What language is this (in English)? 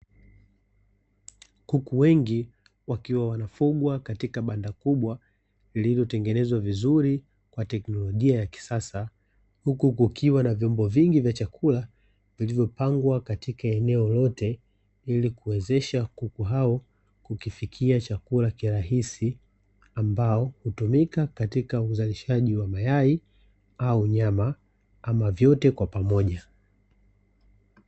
Swahili